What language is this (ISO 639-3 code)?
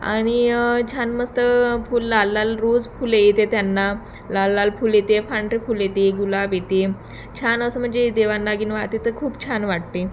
mar